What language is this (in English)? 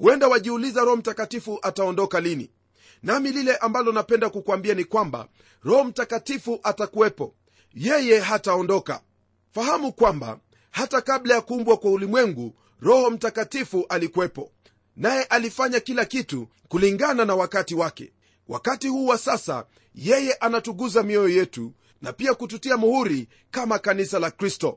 Swahili